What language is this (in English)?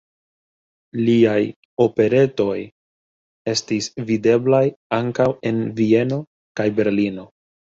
Esperanto